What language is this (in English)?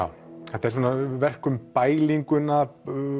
Icelandic